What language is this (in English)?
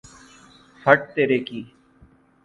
Urdu